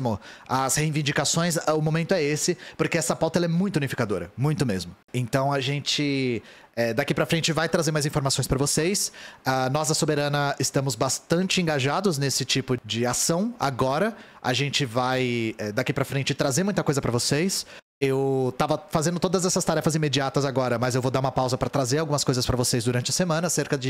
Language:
Portuguese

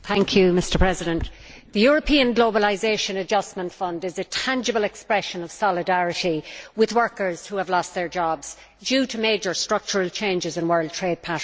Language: English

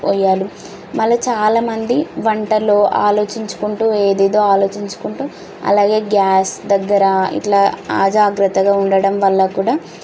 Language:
Telugu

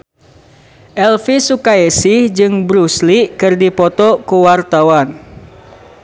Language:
Sundanese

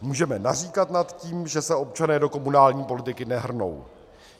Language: Czech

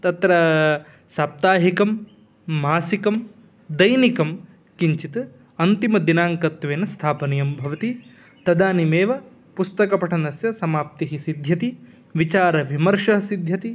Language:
Sanskrit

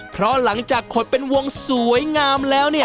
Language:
Thai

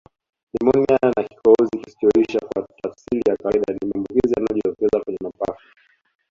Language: Swahili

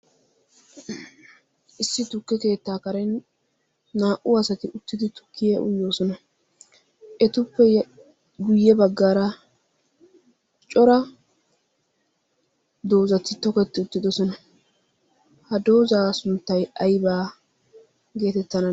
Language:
Wolaytta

